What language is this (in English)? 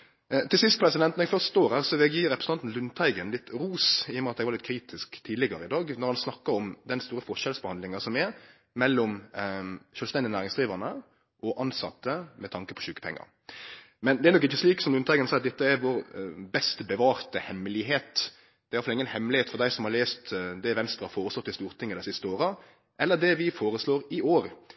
Norwegian Nynorsk